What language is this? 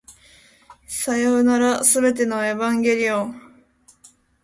Japanese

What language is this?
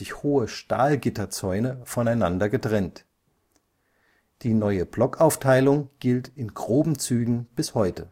German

